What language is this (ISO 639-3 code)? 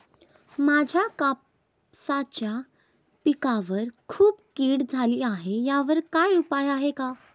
mar